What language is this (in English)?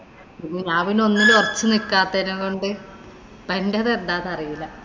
Malayalam